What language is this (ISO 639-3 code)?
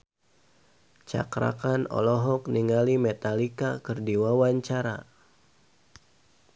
sun